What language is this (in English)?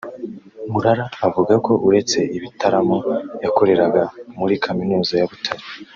Kinyarwanda